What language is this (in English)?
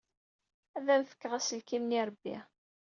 Kabyle